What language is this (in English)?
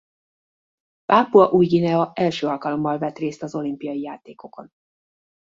Hungarian